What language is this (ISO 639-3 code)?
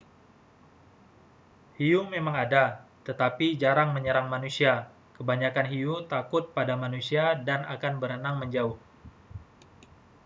ind